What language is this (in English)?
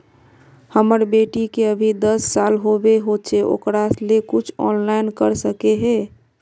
Magahi